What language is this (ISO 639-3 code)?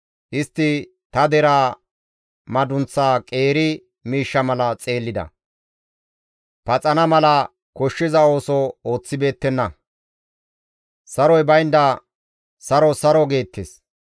gmv